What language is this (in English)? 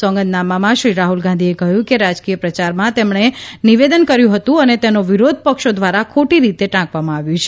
Gujarati